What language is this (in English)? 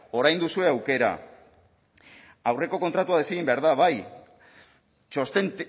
Basque